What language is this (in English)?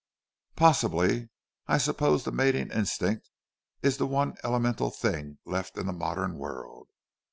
English